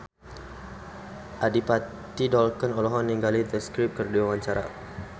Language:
Sundanese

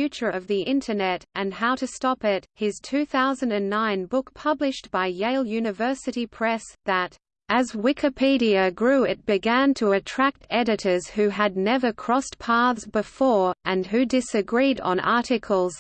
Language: English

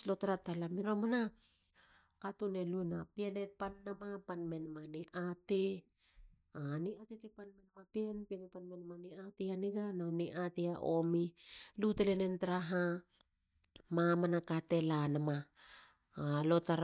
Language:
Halia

